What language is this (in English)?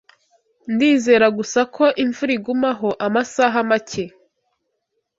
Kinyarwanda